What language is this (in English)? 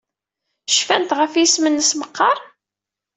Kabyle